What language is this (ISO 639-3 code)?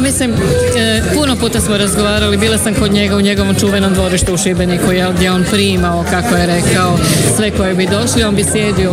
hrv